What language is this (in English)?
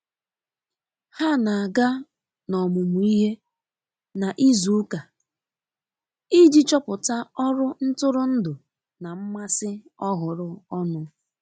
Igbo